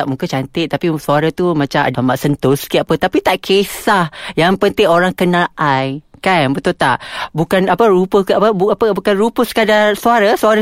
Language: Malay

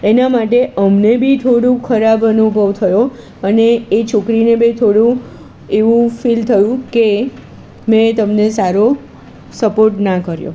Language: Gujarati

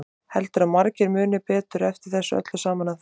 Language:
Icelandic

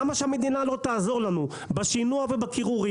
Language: Hebrew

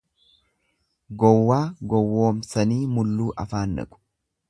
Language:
Oromo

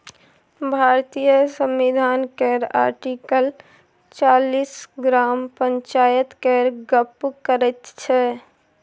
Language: Maithili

